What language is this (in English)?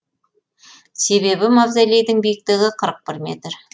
Kazakh